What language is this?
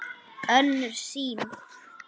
Icelandic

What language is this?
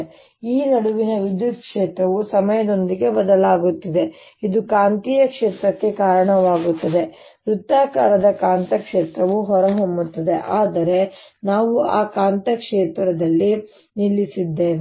Kannada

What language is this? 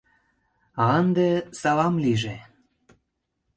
Mari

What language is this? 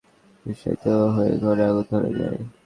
Bangla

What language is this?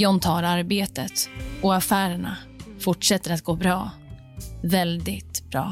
Swedish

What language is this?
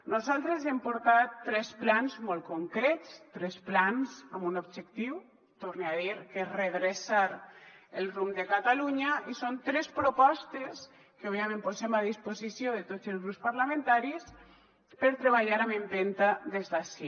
Catalan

